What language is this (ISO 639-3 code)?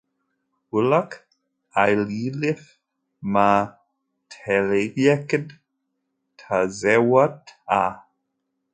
kab